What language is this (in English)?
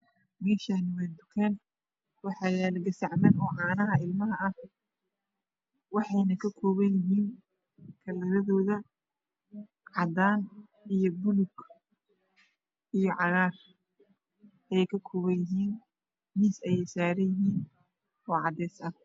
Somali